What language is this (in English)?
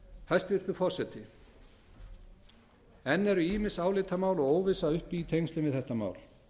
Icelandic